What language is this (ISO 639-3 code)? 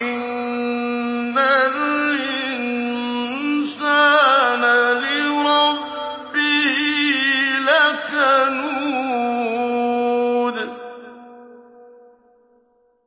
ara